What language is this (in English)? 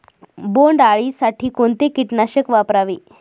Marathi